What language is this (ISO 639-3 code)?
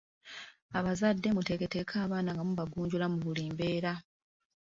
lug